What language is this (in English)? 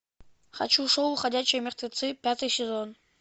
Russian